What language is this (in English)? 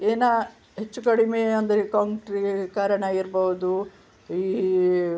Kannada